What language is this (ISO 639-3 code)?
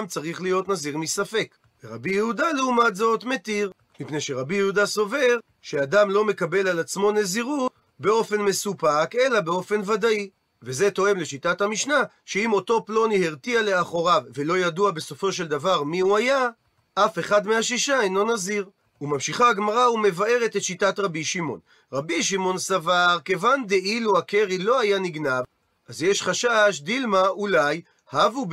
heb